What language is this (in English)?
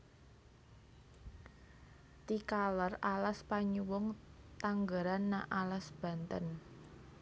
Javanese